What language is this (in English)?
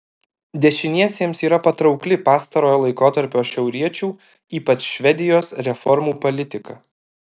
Lithuanian